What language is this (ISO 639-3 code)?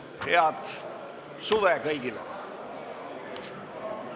est